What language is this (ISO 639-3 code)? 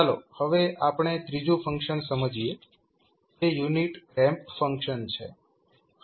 guj